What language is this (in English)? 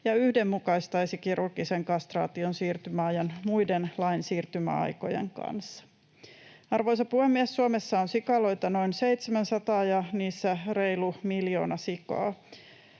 Finnish